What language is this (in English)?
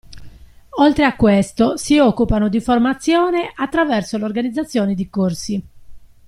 Italian